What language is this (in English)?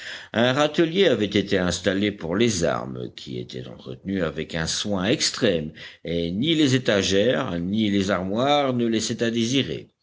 French